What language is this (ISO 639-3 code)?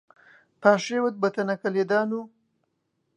ckb